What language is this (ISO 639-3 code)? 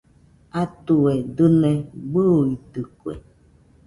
hux